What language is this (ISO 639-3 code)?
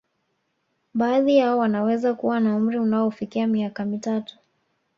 swa